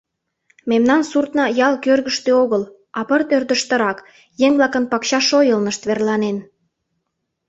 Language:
Mari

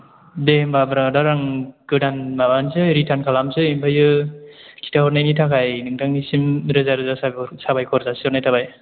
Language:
Bodo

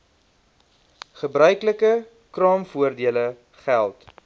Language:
Afrikaans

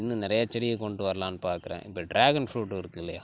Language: Tamil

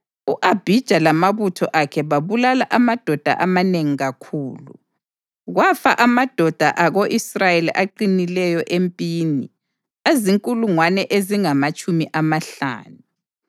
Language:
North Ndebele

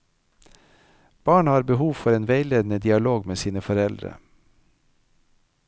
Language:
Norwegian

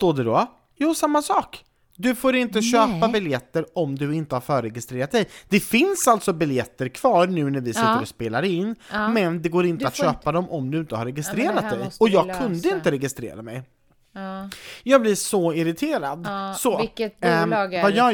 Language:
Swedish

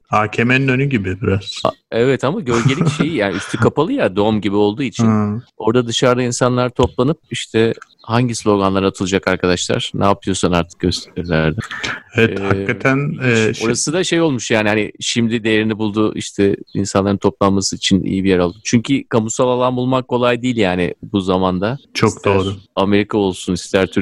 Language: Turkish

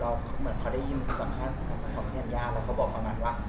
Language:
Thai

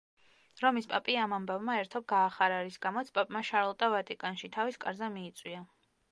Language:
Georgian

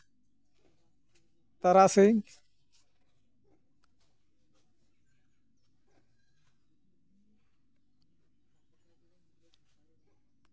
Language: Santali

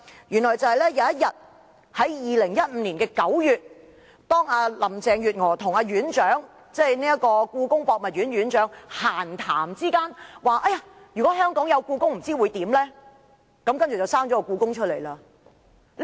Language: Cantonese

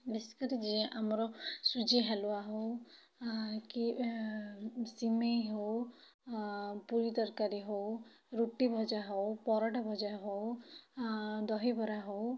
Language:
Odia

